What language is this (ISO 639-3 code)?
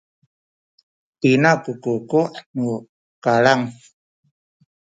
szy